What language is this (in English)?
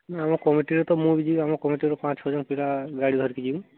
Odia